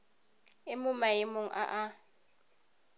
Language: Tswana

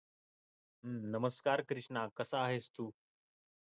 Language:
Marathi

